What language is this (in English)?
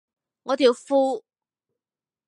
Cantonese